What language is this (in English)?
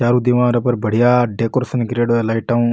Rajasthani